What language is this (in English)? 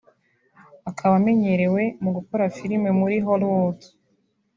Kinyarwanda